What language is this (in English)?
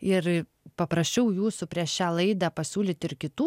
Lithuanian